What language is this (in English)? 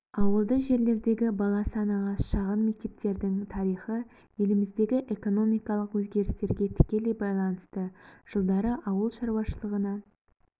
Kazakh